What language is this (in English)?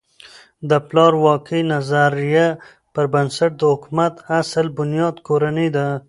Pashto